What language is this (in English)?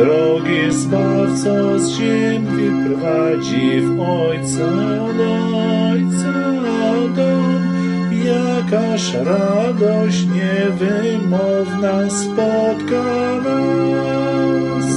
Polish